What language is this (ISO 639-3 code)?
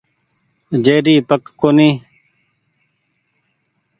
gig